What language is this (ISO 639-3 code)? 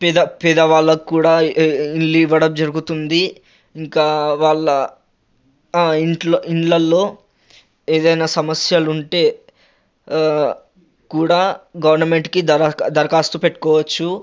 tel